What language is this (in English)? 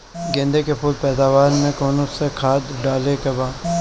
Bhojpuri